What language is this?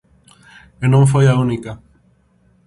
Galician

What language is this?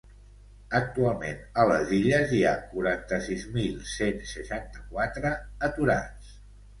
Catalan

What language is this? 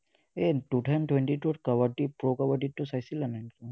Assamese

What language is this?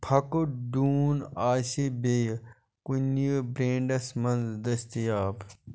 Kashmiri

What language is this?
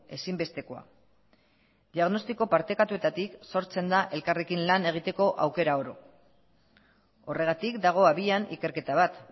Basque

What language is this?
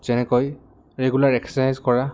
Assamese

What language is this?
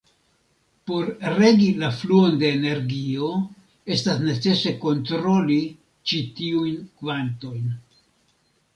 Esperanto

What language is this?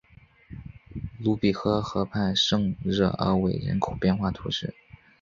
Chinese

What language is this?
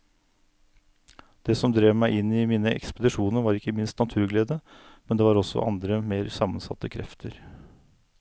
Norwegian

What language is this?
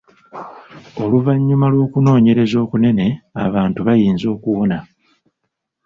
Ganda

